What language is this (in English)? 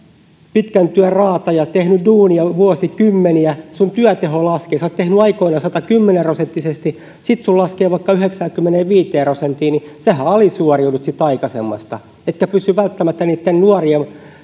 Finnish